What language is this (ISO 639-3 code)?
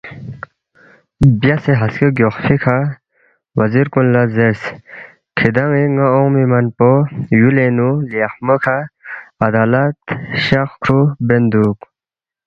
bft